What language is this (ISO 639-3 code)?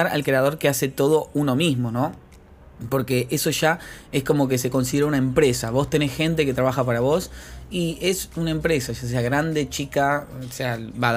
spa